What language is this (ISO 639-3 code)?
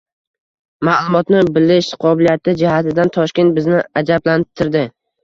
uzb